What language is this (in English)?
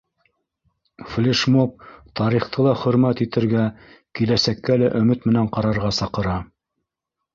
Bashkir